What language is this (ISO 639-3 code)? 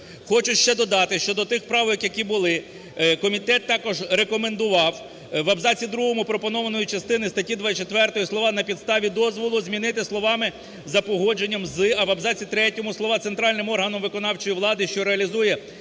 ukr